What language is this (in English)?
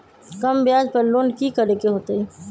Magahi